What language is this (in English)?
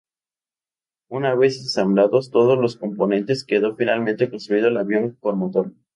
Spanish